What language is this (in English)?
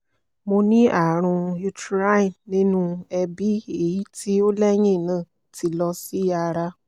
Yoruba